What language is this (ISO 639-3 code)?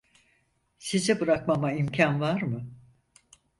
tur